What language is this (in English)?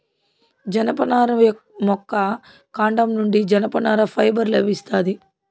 Telugu